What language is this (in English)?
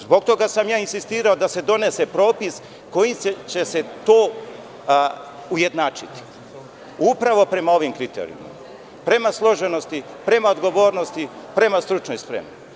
Serbian